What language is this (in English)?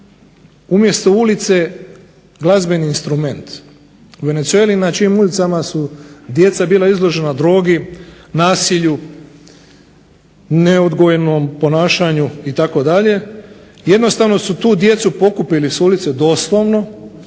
Croatian